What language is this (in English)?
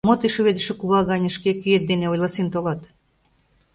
Mari